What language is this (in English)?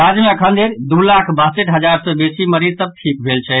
Maithili